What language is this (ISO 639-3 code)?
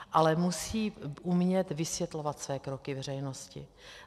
ces